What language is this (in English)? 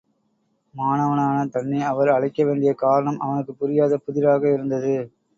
Tamil